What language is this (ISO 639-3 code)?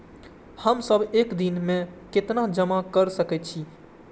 mai